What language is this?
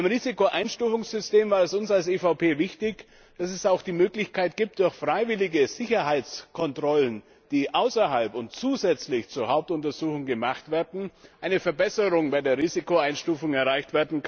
German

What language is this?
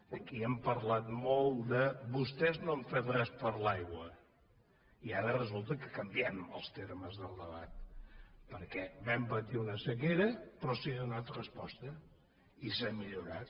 Catalan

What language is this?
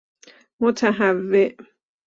Persian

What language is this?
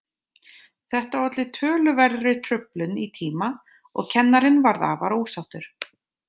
Icelandic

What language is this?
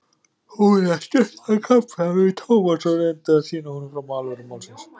Icelandic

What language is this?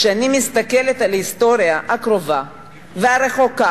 Hebrew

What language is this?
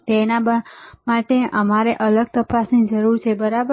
Gujarati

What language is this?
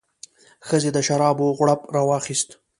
Pashto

